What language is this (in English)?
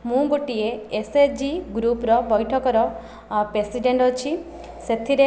Odia